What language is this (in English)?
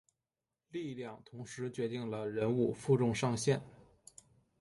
Chinese